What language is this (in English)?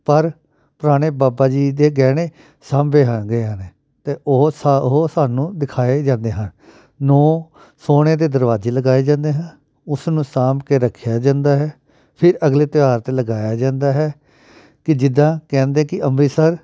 Punjabi